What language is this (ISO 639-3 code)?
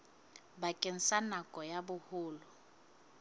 sot